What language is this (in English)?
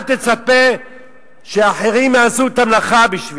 Hebrew